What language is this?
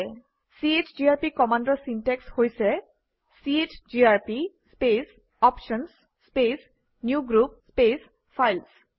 Assamese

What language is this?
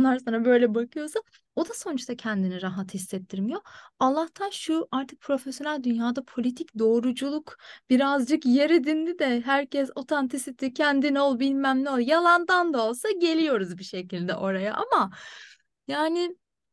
Turkish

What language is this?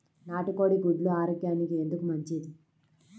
Telugu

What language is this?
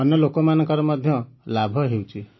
Odia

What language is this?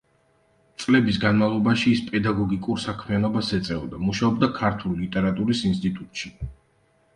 Georgian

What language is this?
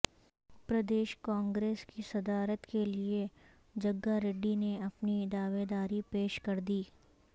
Urdu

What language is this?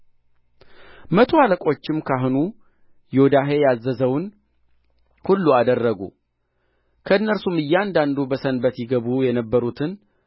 Amharic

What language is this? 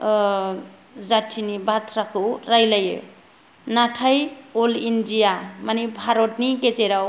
Bodo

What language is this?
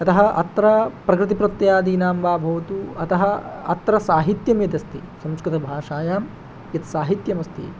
Sanskrit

